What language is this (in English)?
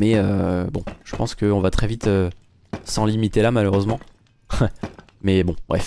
French